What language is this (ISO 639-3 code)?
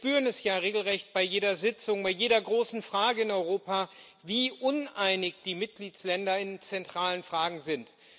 deu